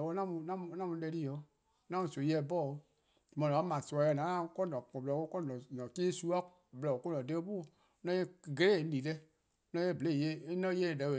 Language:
Eastern Krahn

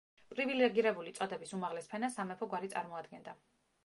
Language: Georgian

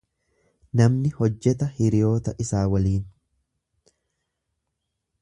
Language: Oromo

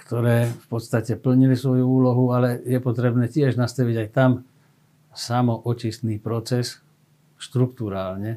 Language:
Slovak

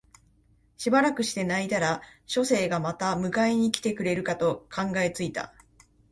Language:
Japanese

